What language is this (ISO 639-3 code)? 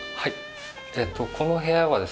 jpn